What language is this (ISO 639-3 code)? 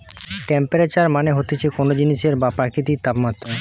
ben